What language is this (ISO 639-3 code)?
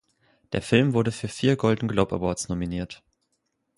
deu